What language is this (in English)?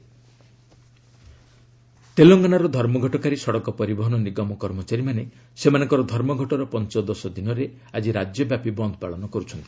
Odia